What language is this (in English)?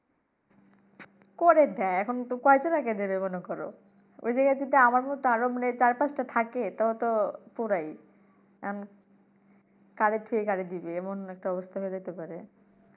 Bangla